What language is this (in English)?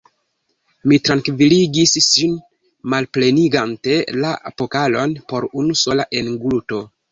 Esperanto